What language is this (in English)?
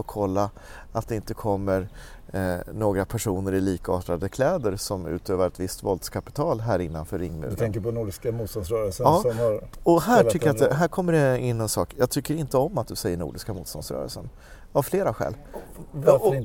Swedish